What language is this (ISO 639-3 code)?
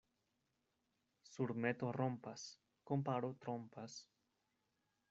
epo